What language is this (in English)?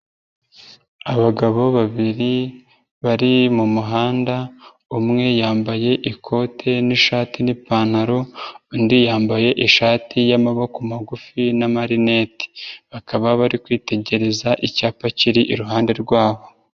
Kinyarwanda